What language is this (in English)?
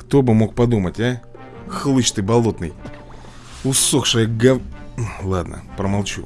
Russian